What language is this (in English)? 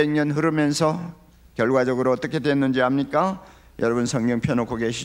Korean